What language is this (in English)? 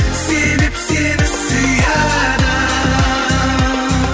Kazakh